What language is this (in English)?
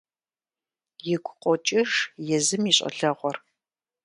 Kabardian